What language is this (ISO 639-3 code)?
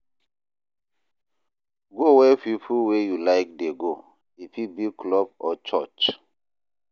pcm